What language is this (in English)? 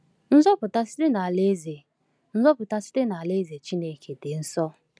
Igbo